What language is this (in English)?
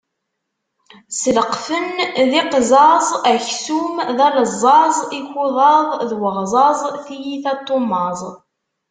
Kabyle